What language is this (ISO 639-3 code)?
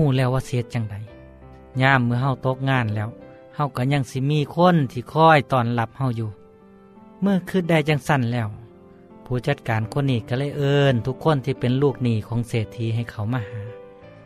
tha